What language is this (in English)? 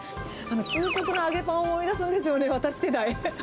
Japanese